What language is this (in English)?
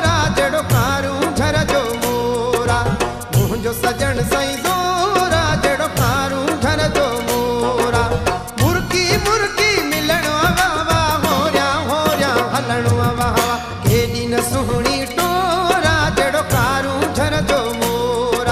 Hindi